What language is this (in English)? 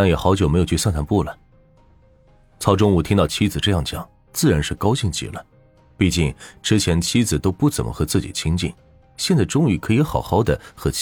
Chinese